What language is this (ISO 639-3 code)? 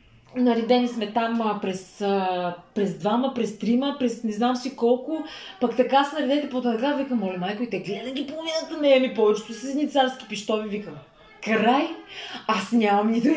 bul